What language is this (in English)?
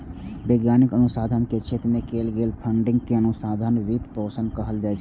Maithili